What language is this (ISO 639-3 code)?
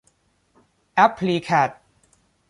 tha